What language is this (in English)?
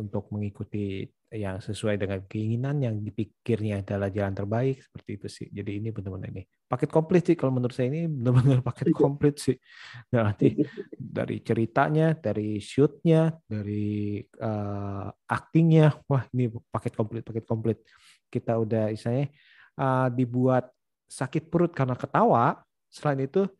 Indonesian